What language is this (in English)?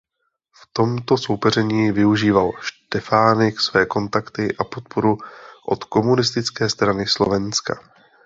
Czech